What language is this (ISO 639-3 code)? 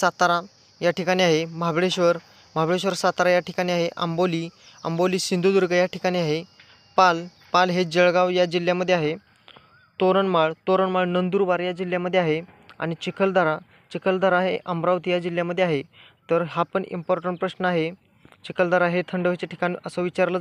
ron